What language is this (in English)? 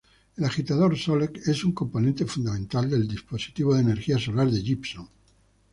Spanish